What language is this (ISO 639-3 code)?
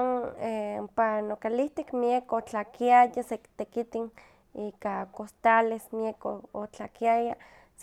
nhq